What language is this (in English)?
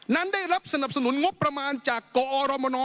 Thai